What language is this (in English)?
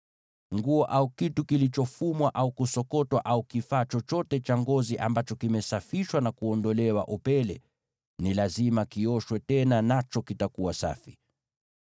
Swahili